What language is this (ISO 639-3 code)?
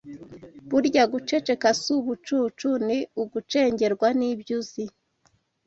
kin